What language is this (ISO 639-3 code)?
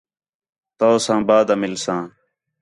xhe